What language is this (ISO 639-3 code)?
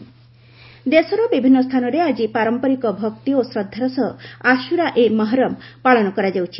ori